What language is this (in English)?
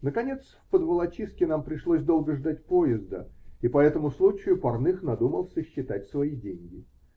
Russian